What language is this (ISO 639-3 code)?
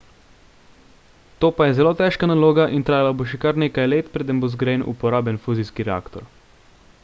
slv